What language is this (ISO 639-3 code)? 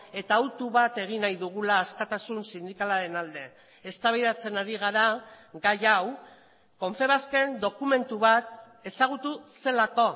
eus